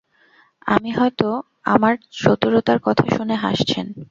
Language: Bangla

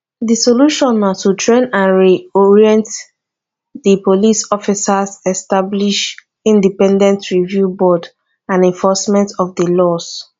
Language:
Nigerian Pidgin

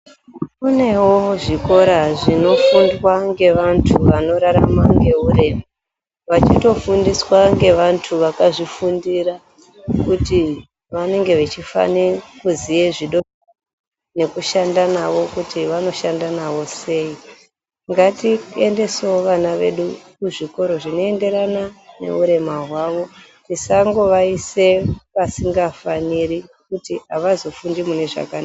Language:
Ndau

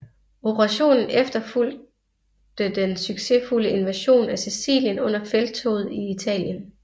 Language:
Danish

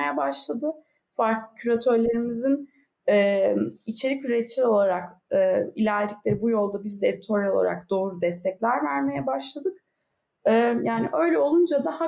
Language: Turkish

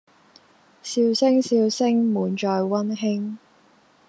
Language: Cantonese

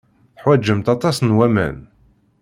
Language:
Kabyle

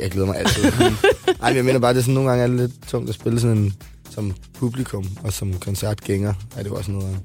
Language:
Danish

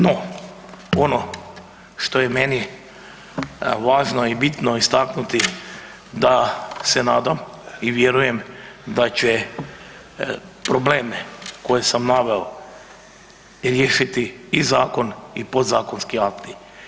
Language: Croatian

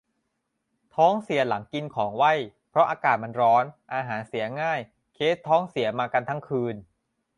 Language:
Thai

